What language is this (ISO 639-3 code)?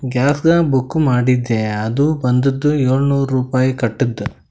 kan